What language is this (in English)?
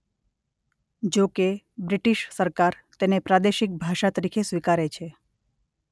Gujarati